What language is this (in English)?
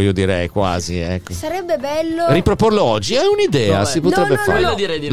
Italian